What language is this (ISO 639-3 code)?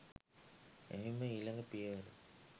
sin